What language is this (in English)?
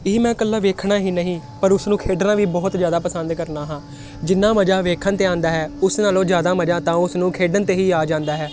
Punjabi